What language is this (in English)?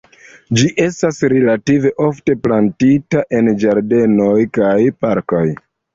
Esperanto